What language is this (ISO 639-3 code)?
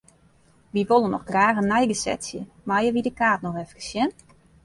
fry